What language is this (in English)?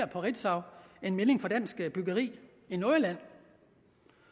Danish